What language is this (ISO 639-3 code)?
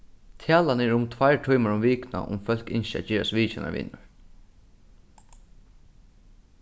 fao